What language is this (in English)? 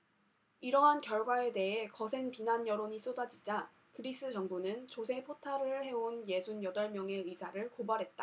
Korean